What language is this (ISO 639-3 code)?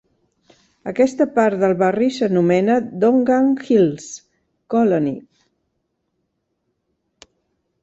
cat